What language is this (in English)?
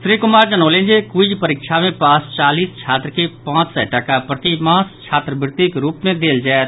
Maithili